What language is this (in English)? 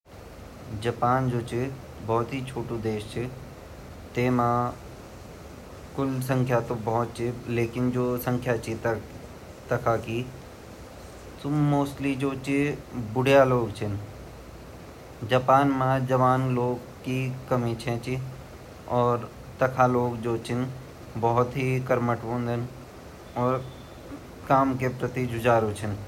Garhwali